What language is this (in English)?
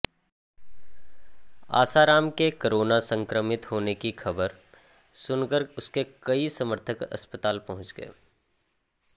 Hindi